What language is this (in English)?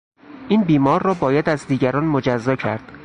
Persian